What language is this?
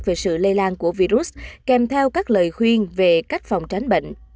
Vietnamese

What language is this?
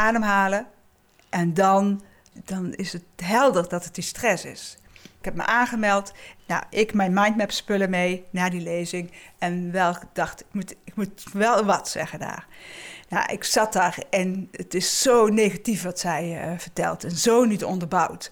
Dutch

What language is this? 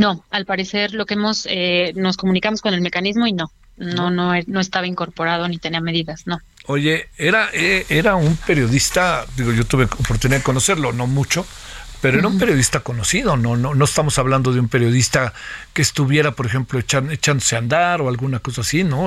Spanish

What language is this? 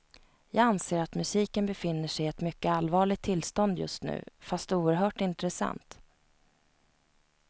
Swedish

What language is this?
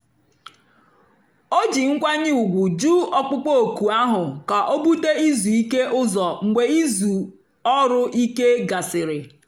Igbo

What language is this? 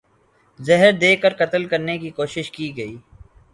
Urdu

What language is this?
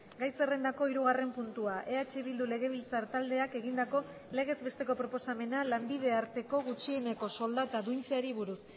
Basque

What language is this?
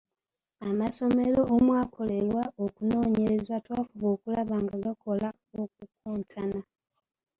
Ganda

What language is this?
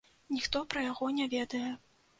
Belarusian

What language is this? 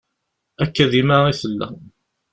Kabyle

